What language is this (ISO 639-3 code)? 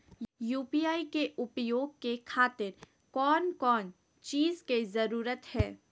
mag